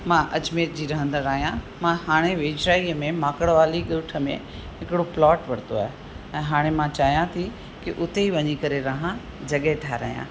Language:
Sindhi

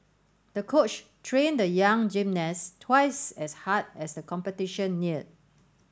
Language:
English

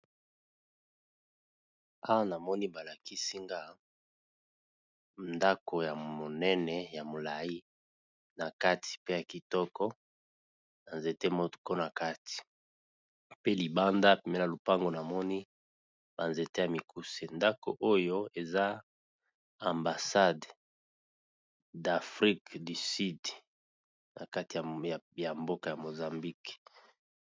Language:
Lingala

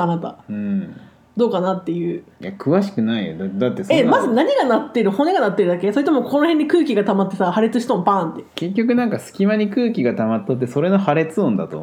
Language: Japanese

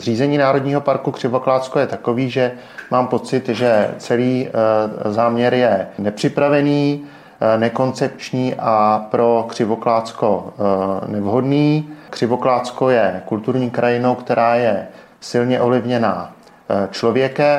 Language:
Czech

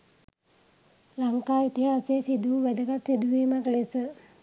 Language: Sinhala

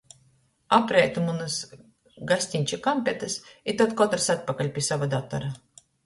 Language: Latgalian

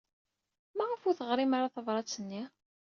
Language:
Kabyle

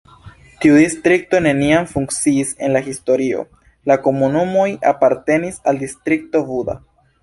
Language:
Esperanto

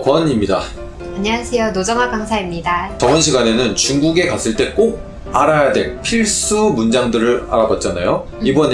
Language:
Korean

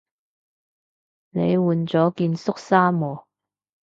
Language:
Cantonese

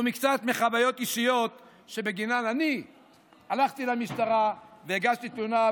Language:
Hebrew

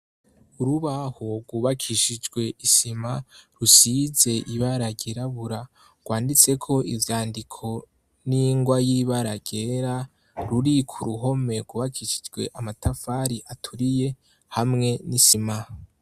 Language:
Rundi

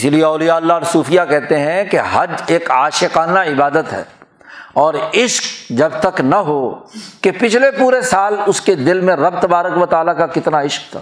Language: Urdu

